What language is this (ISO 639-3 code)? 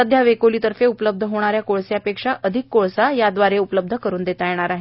mar